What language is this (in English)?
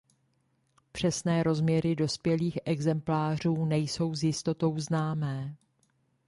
Czech